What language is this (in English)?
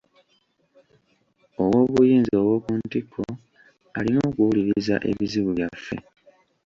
Ganda